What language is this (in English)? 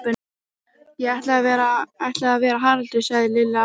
Icelandic